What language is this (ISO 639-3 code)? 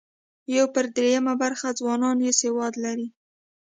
pus